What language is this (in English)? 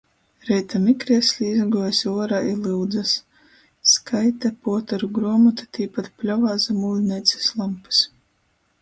Latgalian